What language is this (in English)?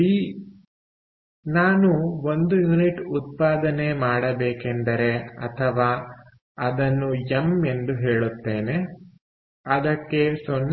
Kannada